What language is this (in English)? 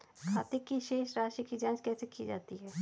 Hindi